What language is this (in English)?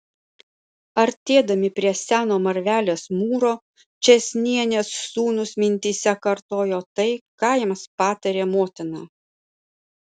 Lithuanian